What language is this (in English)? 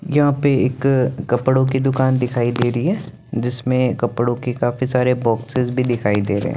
Hindi